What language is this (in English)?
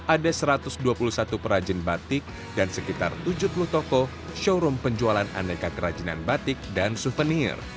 Indonesian